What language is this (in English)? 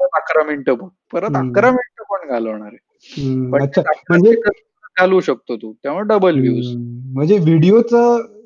Marathi